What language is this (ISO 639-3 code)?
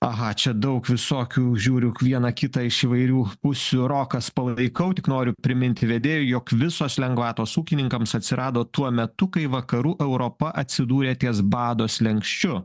lit